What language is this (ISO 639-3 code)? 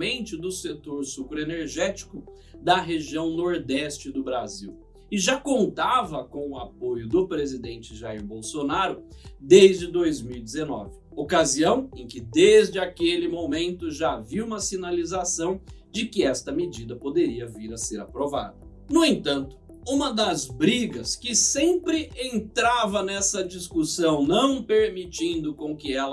por